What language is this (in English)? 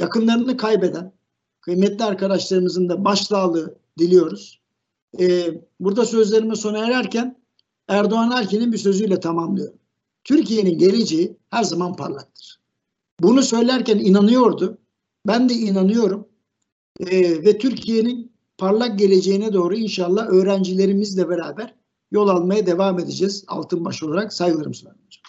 Turkish